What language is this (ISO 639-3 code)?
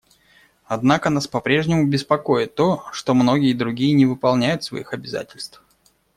rus